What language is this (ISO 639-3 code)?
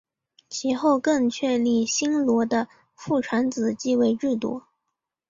zho